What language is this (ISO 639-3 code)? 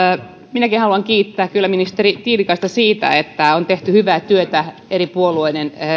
fin